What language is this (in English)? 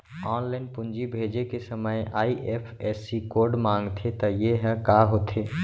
Chhattisgarhi